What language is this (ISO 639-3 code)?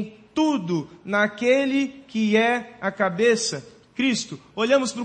por